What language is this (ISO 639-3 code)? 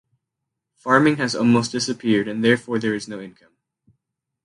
eng